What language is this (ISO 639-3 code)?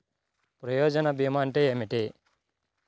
tel